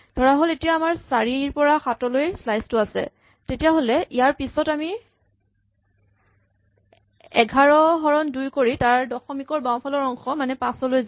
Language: Assamese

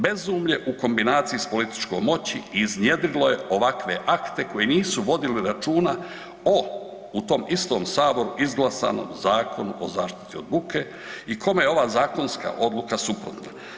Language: Croatian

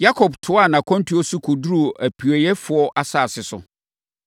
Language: Akan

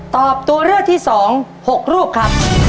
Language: Thai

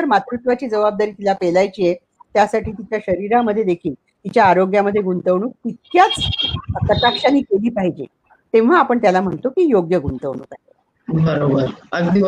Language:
Marathi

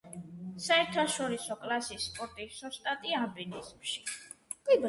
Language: Georgian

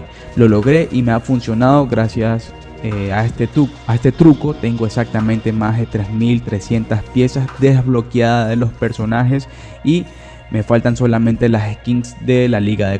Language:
Spanish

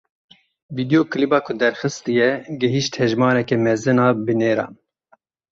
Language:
Kurdish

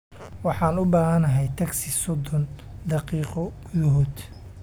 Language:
Somali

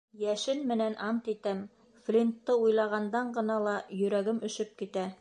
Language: Bashkir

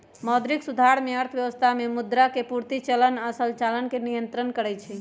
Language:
Magahi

